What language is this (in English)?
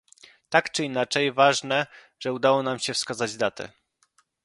Polish